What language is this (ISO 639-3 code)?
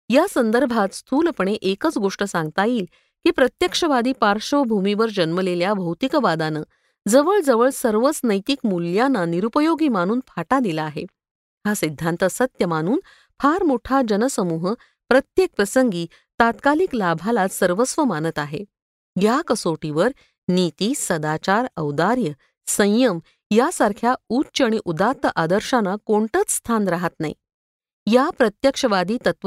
mar